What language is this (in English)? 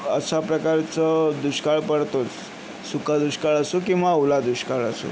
Marathi